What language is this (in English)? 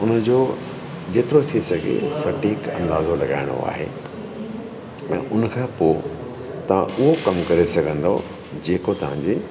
Sindhi